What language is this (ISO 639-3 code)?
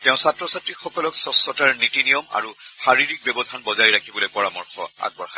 asm